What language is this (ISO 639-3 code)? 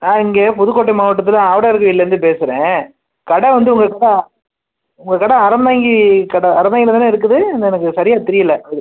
tam